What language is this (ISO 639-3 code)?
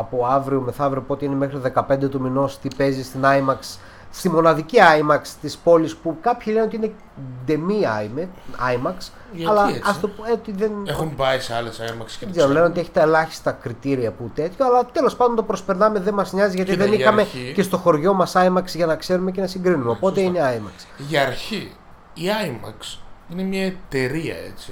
ell